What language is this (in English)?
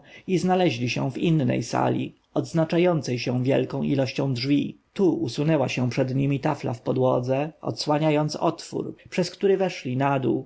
Polish